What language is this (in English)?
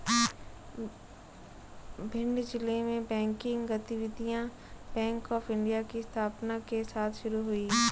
Hindi